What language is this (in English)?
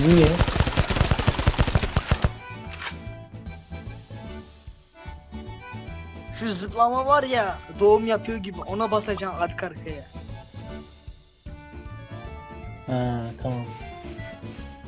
Turkish